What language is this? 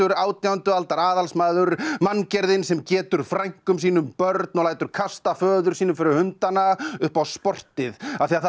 Icelandic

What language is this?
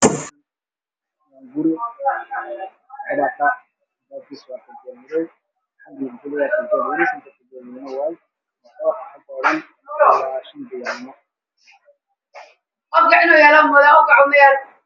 Somali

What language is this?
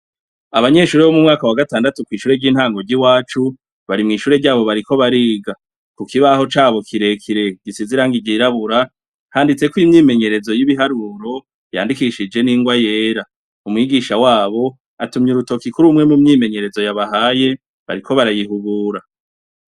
Rundi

